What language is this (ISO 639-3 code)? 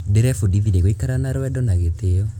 kik